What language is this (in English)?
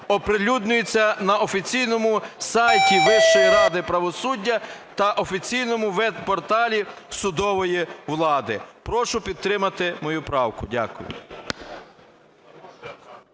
Ukrainian